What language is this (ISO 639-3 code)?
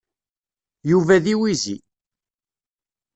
kab